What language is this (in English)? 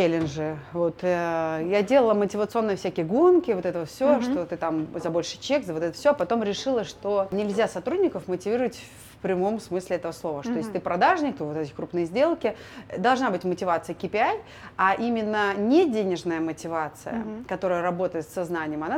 Russian